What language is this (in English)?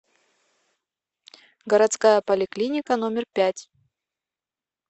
Russian